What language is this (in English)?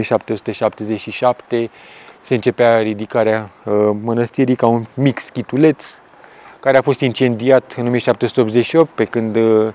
Romanian